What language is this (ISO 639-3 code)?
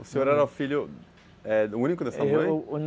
por